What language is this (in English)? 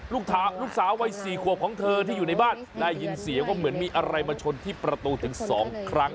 Thai